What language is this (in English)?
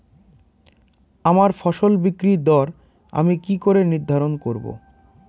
Bangla